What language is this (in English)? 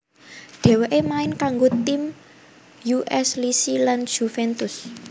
Javanese